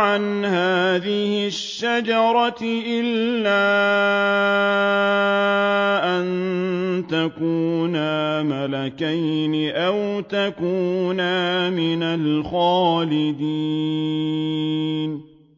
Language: Arabic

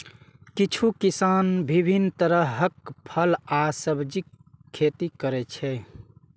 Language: Maithili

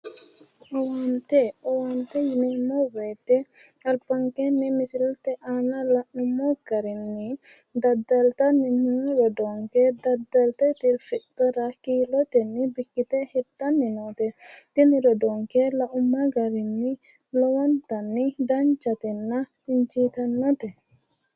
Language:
Sidamo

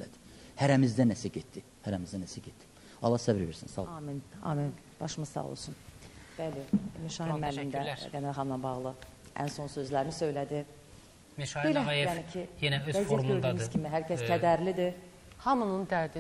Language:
Turkish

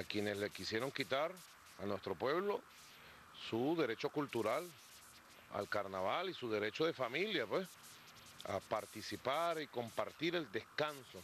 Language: Spanish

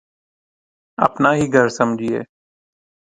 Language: Urdu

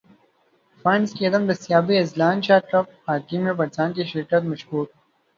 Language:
Urdu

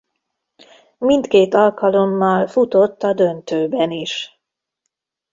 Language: Hungarian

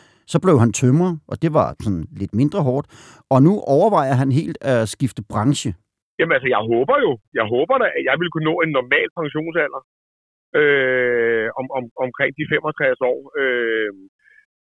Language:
Danish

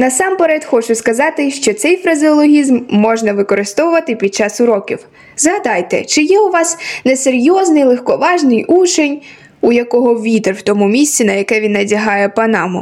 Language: Ukrainian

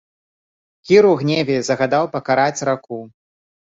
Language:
Belarusian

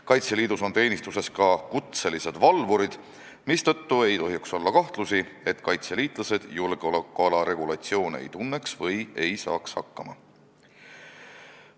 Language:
Estonian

